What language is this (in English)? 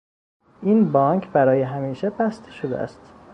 Persian